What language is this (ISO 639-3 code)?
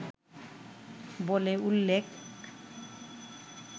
ben